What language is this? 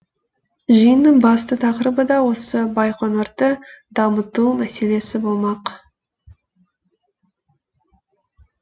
Kazakh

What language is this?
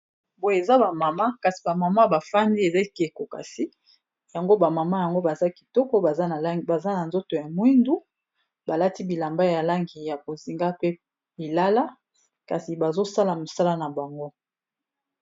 Lingala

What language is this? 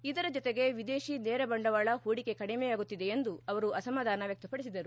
Kannada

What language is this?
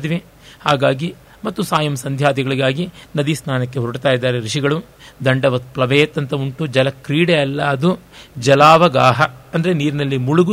Kannada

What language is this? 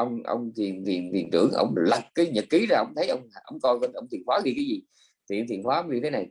Vietnamese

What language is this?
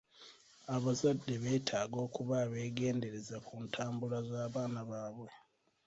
Ganda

